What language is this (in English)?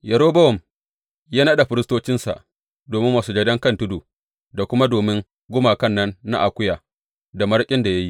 Hausa